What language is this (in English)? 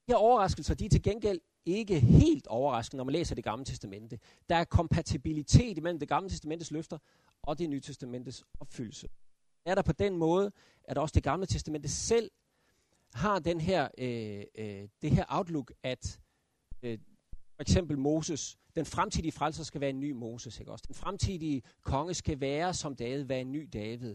Danish